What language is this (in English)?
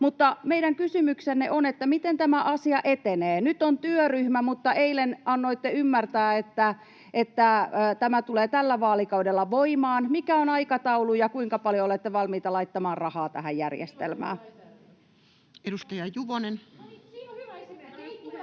Finnish